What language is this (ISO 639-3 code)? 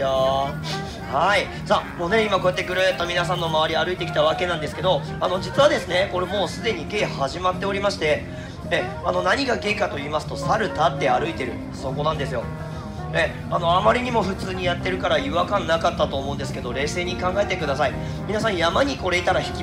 jpn